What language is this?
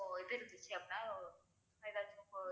Tamil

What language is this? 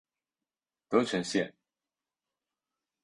Chinese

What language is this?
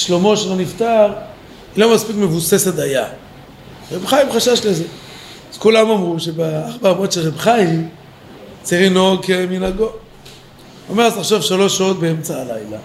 Hebrew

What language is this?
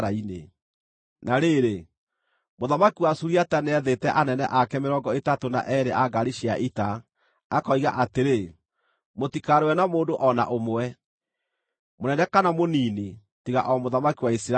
Kikuyu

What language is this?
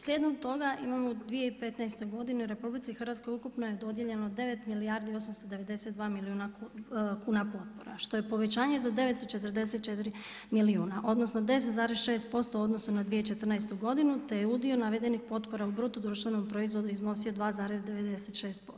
Croatian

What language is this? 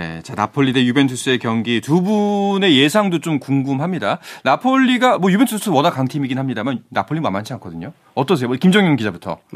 Korean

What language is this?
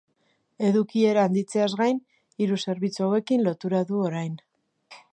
Basque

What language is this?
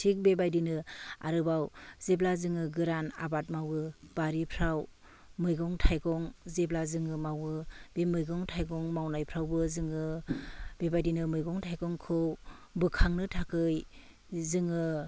Bodo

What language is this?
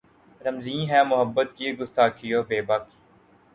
Urdu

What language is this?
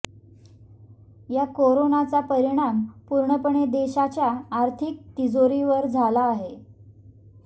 Marathi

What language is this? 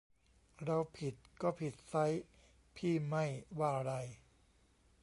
Thai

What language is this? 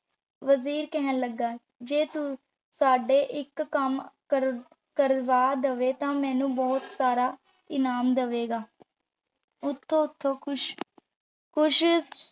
Punjabi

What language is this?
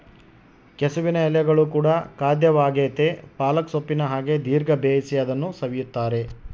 Kannada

